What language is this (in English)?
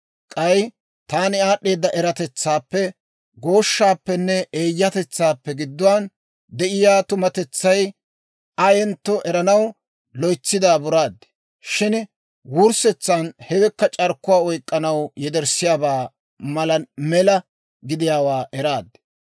Dawro